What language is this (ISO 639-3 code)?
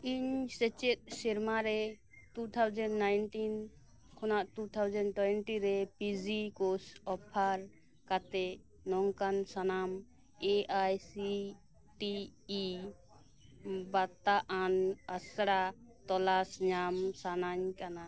sat